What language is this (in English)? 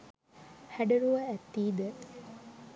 Sinhala